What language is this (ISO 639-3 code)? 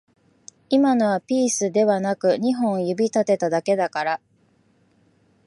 jpn